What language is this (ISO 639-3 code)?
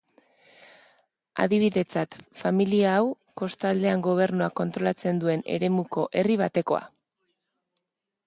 eus